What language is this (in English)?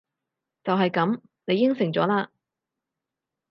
Cantonese